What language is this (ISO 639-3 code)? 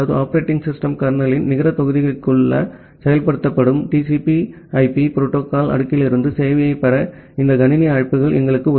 tam